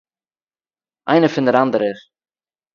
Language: Yiddish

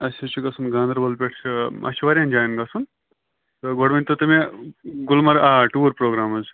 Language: Kashmiri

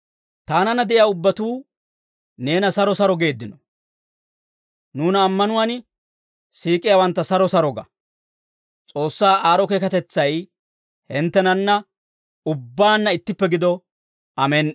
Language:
Dawro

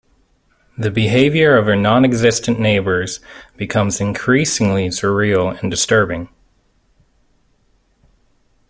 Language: English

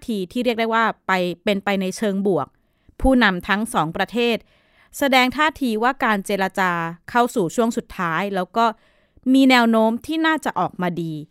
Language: Thai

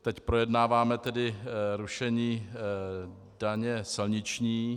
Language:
Czech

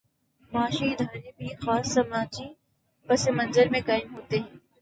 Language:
Urdu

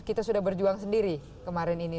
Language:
Indonesian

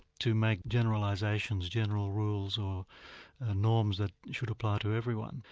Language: English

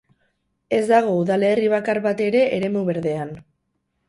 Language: Basque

